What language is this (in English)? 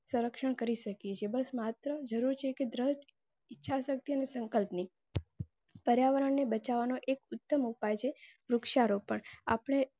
Gujarati